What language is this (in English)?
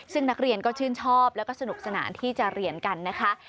Thai